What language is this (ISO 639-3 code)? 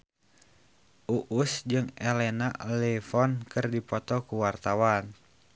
sun